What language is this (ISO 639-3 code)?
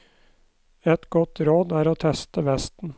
nor